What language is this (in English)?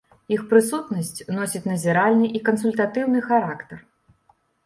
Belarusian